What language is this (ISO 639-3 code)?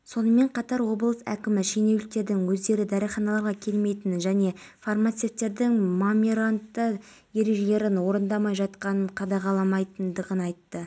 kaz